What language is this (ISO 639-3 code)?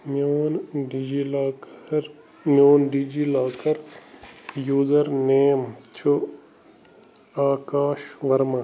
kas